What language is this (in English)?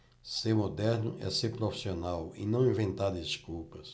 Portuguese